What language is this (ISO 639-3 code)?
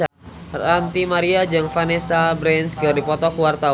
sun